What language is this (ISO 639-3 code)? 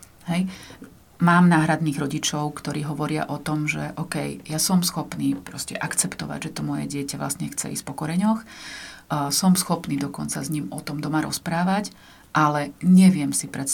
slk